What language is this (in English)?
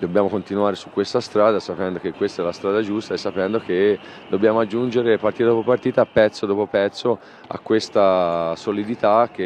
Italian